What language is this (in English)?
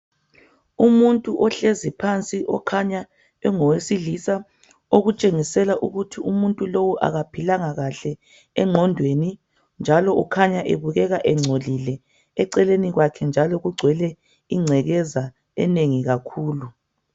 North Ndebele